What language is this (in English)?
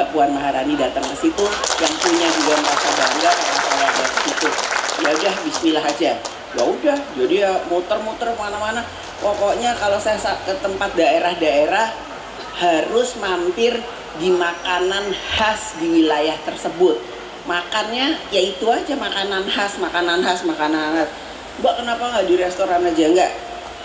Indonesian